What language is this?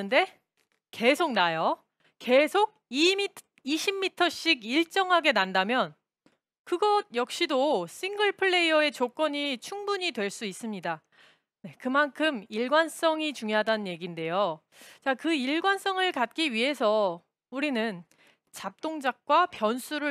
Korean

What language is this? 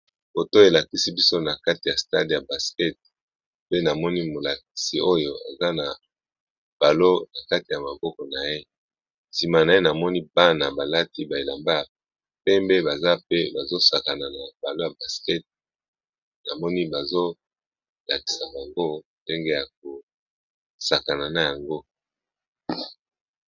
Lingala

